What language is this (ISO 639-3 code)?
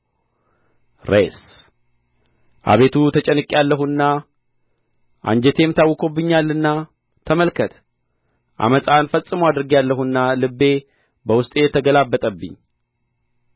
amh